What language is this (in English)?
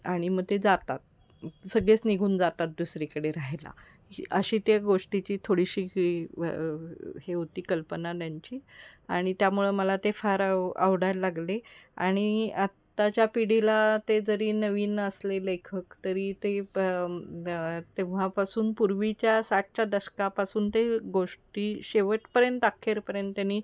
Marathi